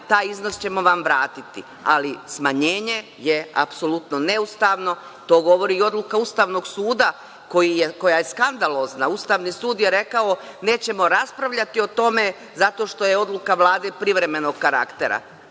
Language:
Serbian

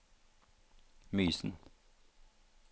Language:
Norwegian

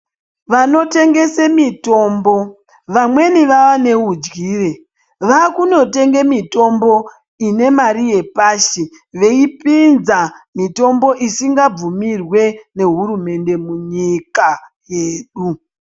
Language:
Ndau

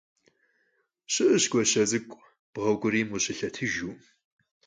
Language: Kabardian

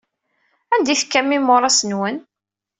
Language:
Kabyle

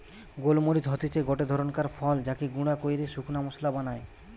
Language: Bangla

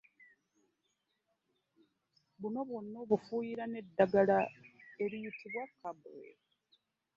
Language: Ganda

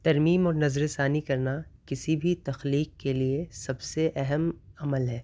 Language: Urdu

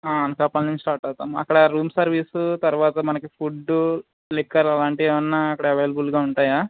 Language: Telugu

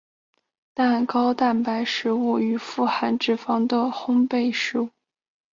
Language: Chinese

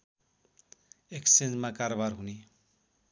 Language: Nepali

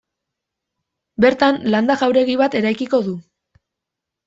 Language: Basque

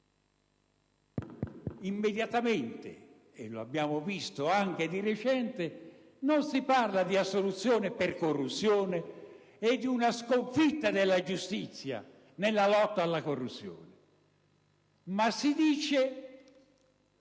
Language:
Italian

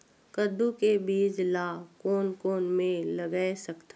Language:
Chhattisgarhi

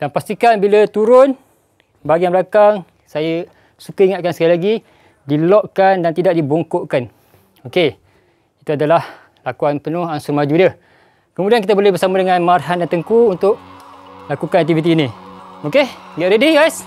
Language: Malay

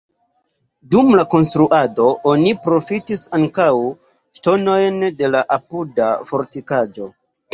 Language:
Esperanto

